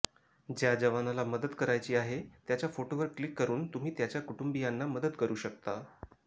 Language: Marathi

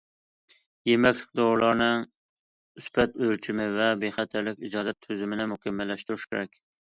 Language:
Uyghur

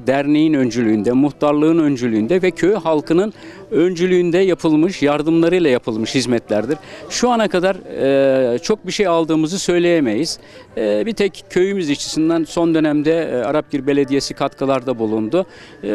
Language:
Turkish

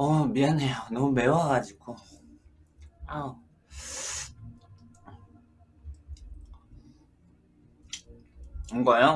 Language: Korean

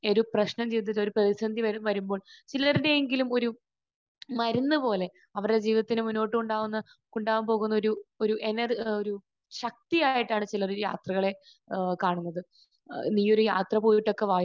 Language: Malayalam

